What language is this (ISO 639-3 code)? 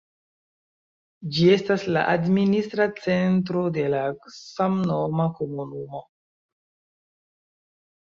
epo